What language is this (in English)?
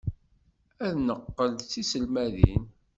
Kabyle